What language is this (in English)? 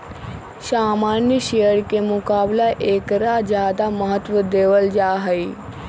Magahi